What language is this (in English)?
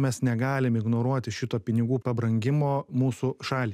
Lithuanian